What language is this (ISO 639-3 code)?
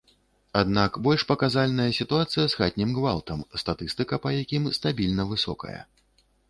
bel